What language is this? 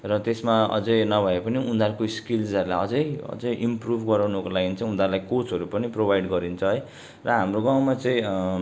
Nepali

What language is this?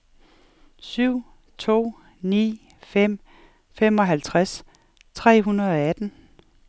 Danish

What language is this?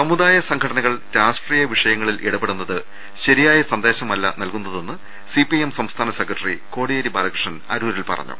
Malayalam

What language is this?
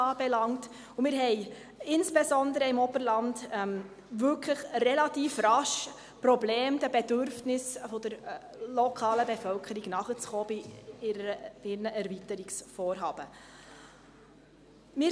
Swiss German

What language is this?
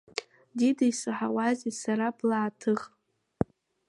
Abkhazian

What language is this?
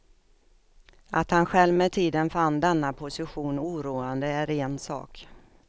Swedish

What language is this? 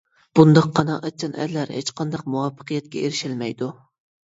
Uyghur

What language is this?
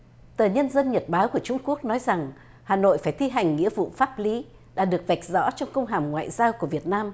Vietnamese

